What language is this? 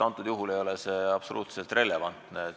Estonian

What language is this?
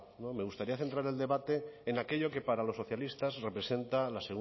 Spanish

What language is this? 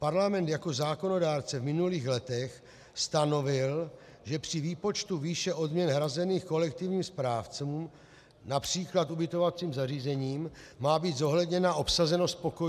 Czech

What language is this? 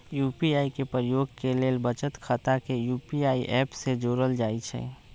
Magahi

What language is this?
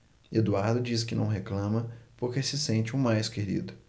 Portuguese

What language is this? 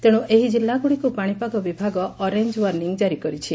Odia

